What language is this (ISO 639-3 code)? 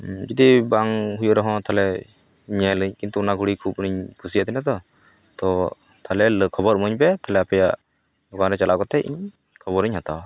sat